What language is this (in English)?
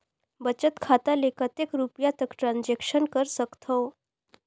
Chhattisgarhi